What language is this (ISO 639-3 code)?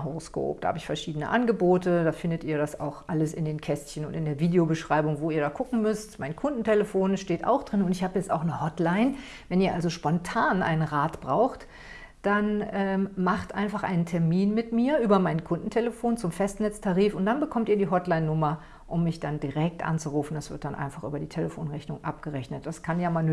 deu